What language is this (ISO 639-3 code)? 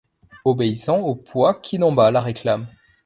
fra